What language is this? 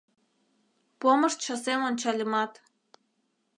Mari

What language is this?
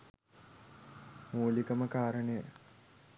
Sinhala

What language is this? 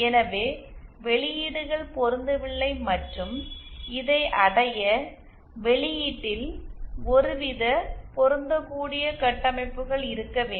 Tamil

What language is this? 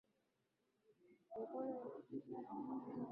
Swahili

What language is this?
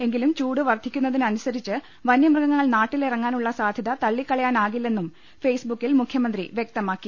Malayalam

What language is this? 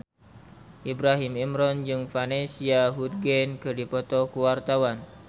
Sundanese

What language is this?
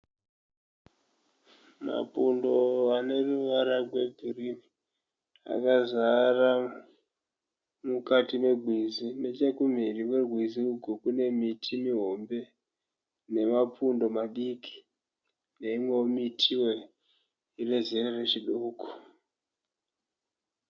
Shona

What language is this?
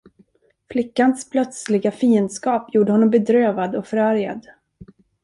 Swedish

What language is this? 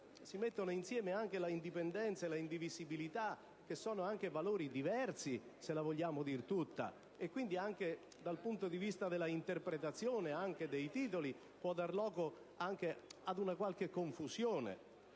Italian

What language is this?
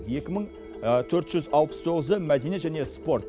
Kazakh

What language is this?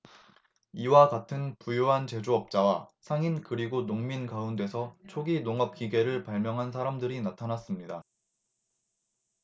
Korean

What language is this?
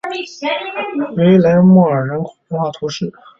Chinese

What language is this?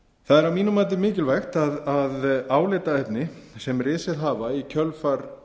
Icelandic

